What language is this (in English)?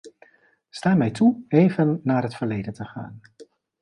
Dutch